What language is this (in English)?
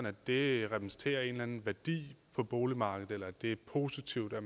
Danish